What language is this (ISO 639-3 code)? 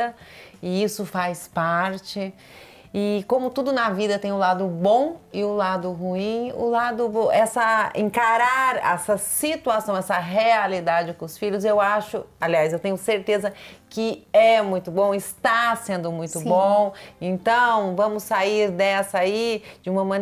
por